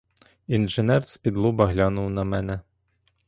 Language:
Ukrainian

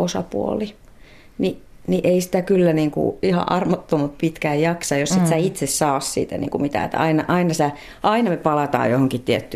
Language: Finnish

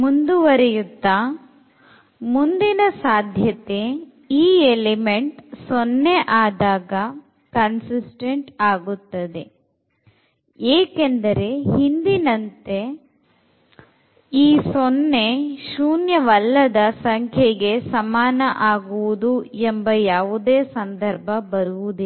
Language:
Kannada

